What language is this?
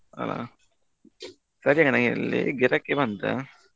Kannada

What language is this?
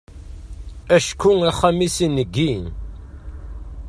Kabyle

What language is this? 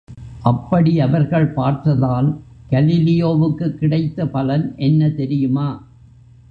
Tamil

